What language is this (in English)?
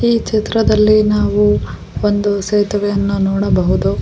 Kannada